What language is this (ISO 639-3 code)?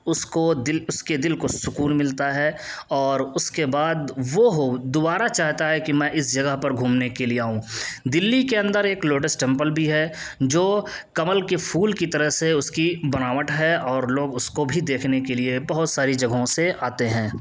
urd